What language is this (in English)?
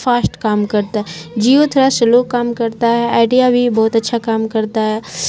Urdu